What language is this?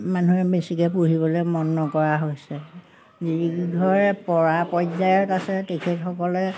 Assamese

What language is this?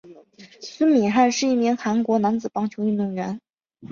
Chinese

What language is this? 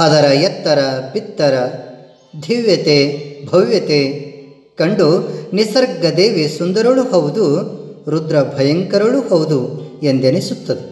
Kannada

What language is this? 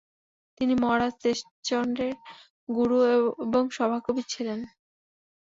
Bangla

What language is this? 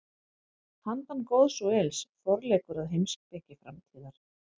Icelandic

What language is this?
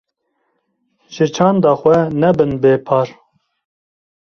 Kurdish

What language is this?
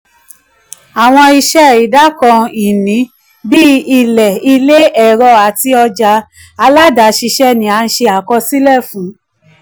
Yoruba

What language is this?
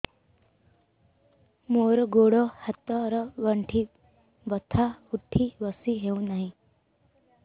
Odia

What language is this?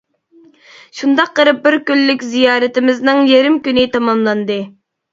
Uyghur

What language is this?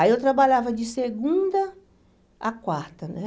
Portuguese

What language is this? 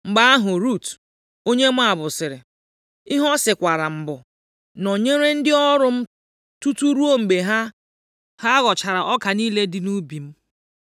Igbo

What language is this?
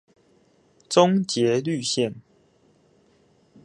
Chinese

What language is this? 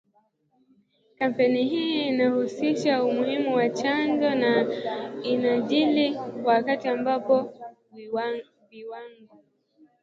Swahili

